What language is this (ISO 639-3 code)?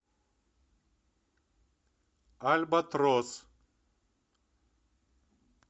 rus